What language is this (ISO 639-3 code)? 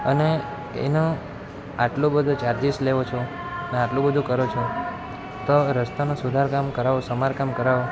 guj